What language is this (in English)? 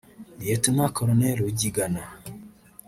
Kinyarwanda